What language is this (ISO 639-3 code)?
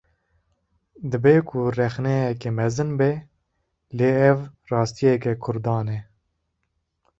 kur